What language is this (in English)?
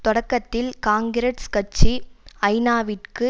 Tamil